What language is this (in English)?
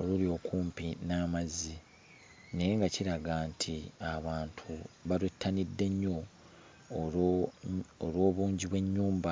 Ganda